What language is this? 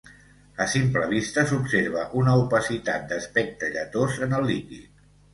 Catalan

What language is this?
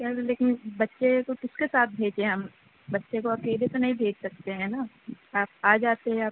Urdu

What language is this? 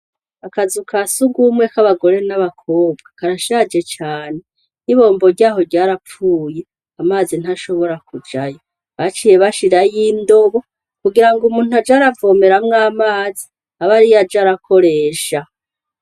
Rundi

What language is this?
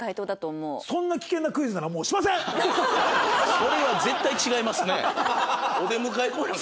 Japanese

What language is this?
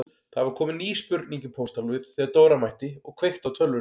Icelandic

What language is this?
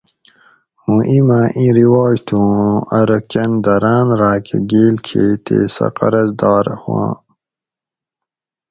Gawri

